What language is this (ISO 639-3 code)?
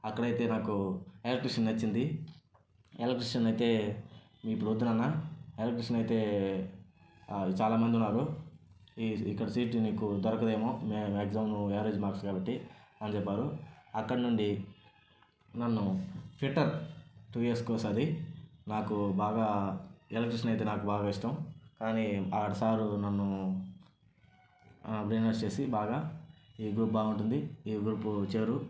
tel